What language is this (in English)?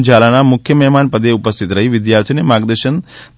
Gujarati